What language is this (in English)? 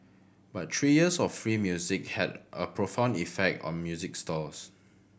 English